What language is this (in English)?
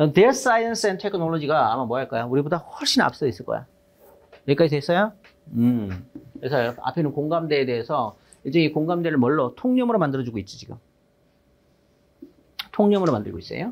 Korean